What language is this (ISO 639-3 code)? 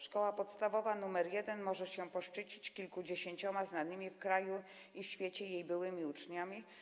pol